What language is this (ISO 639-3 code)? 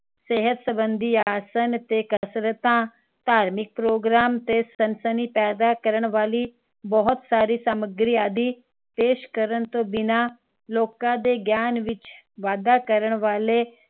pan